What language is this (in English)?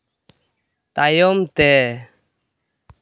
Santali